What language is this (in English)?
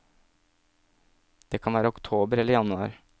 Norwegian